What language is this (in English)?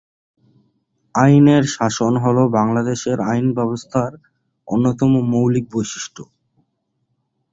Bangla